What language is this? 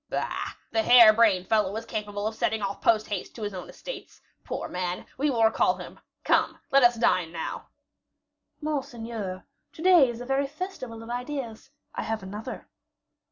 English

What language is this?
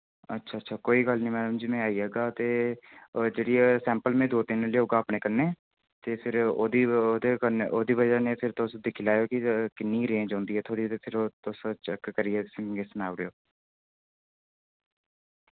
Dogri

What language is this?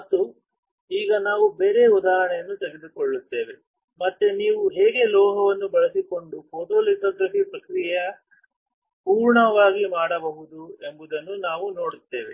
Kannada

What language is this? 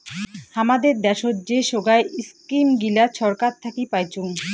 Bangla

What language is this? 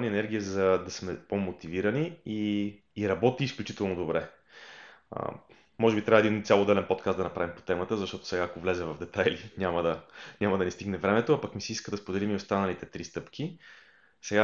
Bulgarian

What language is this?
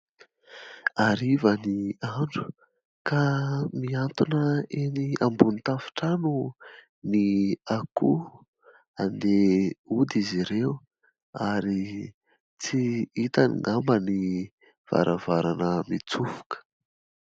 Malagasy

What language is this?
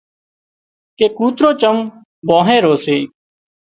Wadiyara Koli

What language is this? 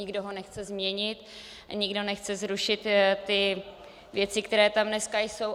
Czech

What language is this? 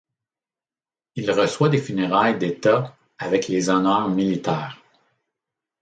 French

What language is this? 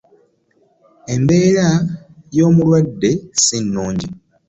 Ganda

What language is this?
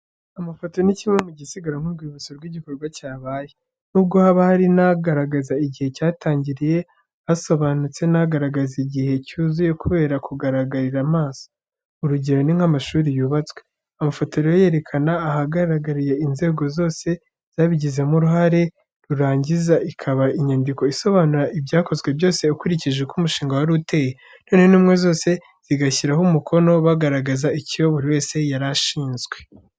Kinyarwanda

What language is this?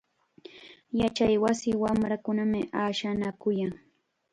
Chiquián Ancash Quechua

